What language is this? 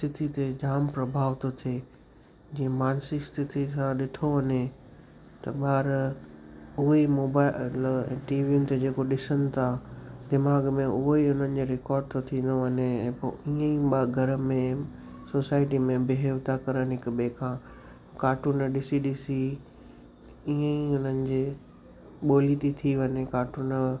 Sindhi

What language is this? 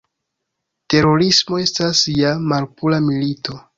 Esperanto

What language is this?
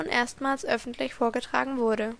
German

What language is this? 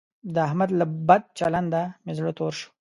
Pashto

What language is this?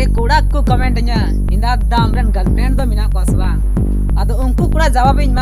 Indonesian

